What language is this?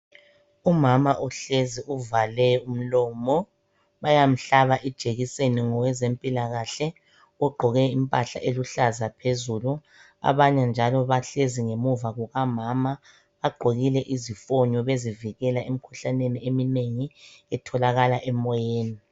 North Ndebele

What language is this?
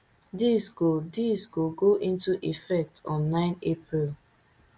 Nigerian Pidgin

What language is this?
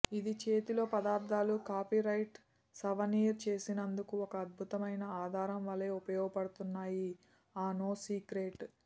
Telugu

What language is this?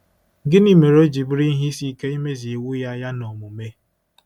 Igbo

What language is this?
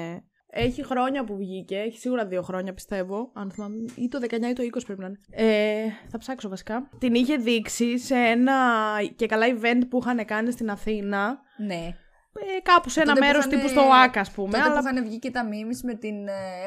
Greek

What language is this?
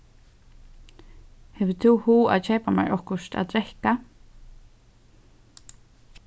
Faroese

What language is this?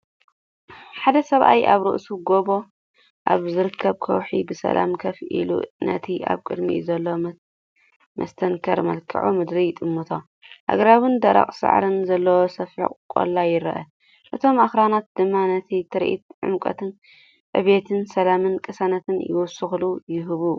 Tigrinya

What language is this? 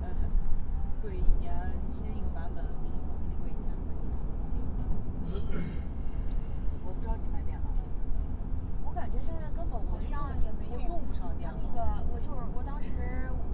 Chinese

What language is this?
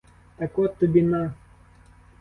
Ukrainian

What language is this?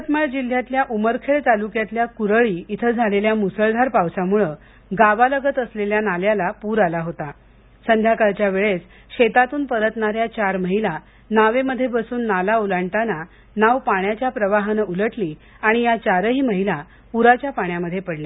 Marathi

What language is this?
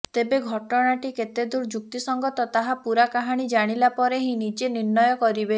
Odia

